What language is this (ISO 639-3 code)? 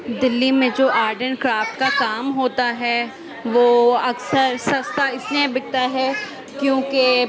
urd